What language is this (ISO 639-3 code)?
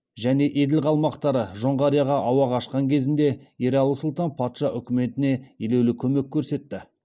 kaz